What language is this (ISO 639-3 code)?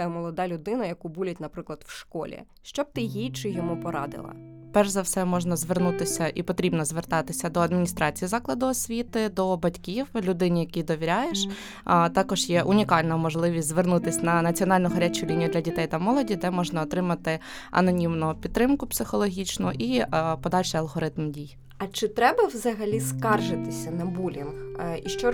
ukr